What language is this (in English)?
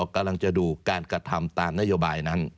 Thai